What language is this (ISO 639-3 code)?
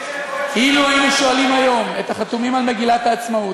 heb